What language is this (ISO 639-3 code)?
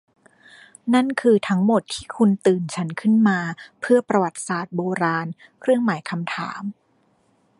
tha